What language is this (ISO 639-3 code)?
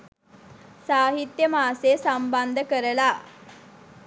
sin